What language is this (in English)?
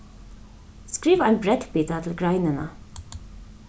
Faroese